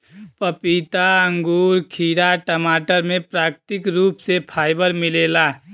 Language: Bhojpuri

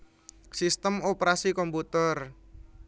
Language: Javanese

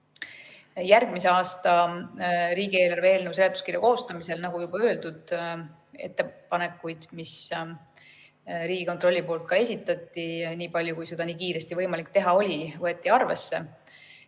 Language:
Estonian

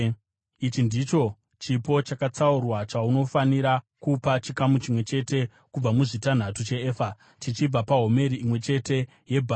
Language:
Shona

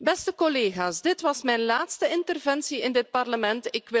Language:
Dutch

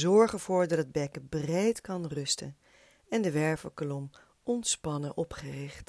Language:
Dutch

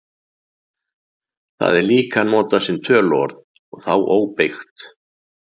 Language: Icelandic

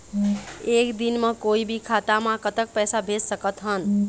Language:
Chhattisgarhi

